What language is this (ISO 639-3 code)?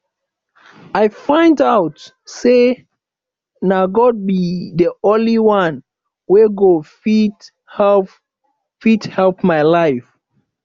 pcm